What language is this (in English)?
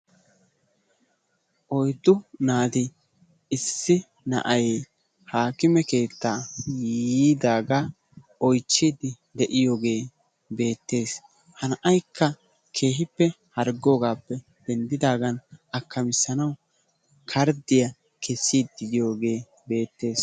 Wolaytta